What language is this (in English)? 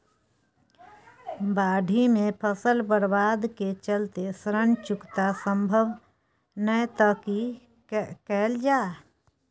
Maithili